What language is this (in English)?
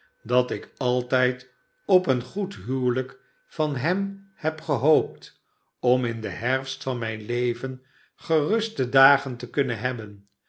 Dutch